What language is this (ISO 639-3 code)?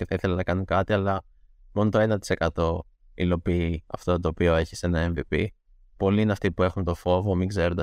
ell